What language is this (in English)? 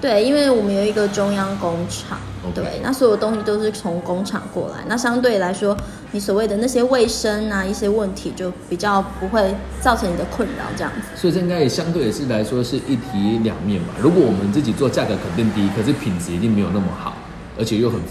Chinese